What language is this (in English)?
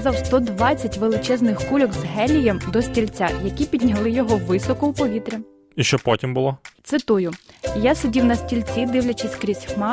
Ukrainian